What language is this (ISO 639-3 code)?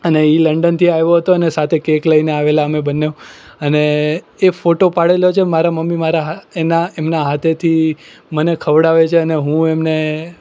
guj